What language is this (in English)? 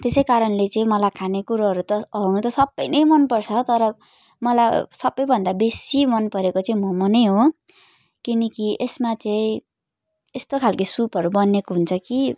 Nepali